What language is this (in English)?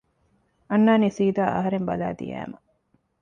Divehi